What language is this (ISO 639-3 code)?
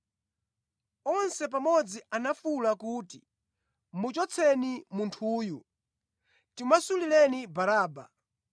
nya